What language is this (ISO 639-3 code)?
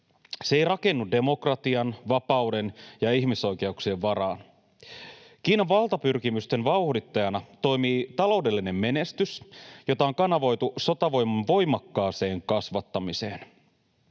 fin